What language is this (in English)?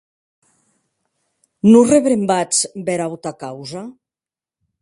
Occitan